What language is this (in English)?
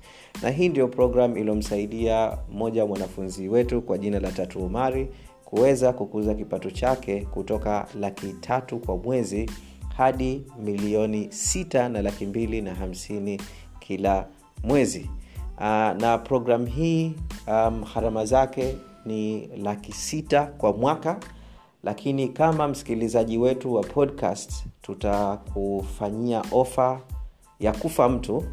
Swahili